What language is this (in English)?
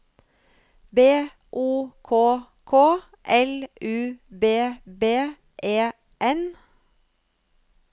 Norwegian